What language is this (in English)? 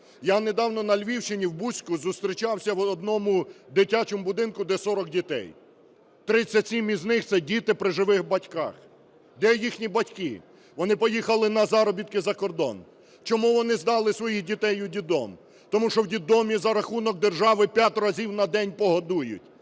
Ukrainian